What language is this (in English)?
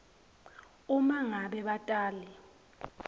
Swati